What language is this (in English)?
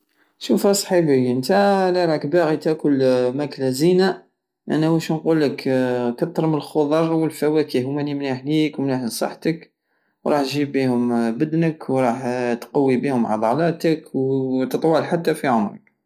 Algerian Saharan Arabic